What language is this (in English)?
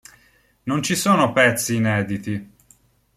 Italian